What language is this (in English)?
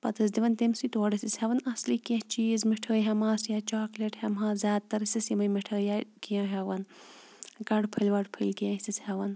Kashmiri